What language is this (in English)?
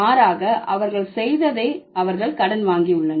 Tamil